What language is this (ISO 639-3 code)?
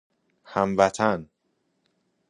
fas